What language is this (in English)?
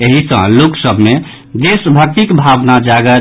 Maithili